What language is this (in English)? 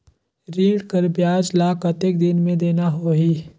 Chhattisgarhi